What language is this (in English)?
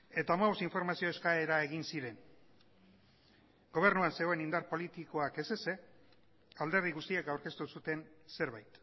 Basque